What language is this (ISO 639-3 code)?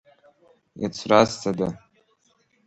abk